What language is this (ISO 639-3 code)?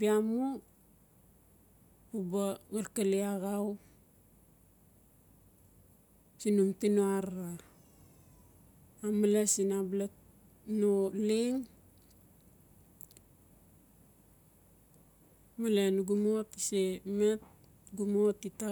ncf